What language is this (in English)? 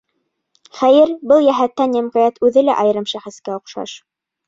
Bashkir